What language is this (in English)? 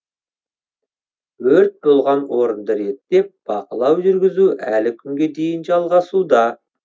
Kazakh